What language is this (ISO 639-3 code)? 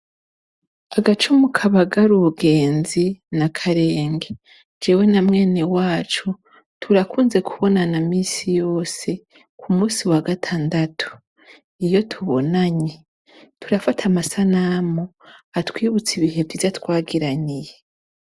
run